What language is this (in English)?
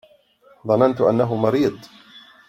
Arabic